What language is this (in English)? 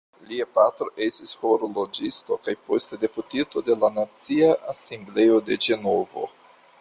Esperanto